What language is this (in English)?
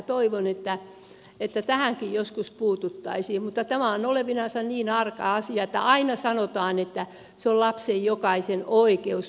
Finnish